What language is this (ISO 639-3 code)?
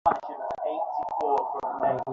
ben